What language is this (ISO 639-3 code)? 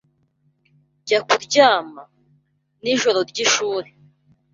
kin